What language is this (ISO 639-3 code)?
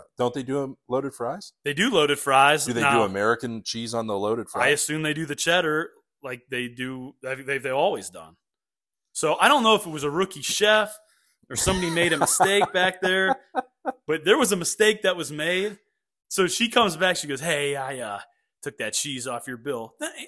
eng